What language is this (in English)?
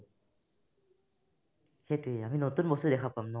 Assamese